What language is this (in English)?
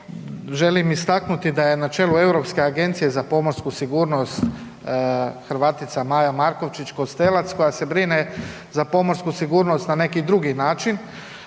Croatian